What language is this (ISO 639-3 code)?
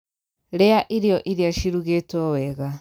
kik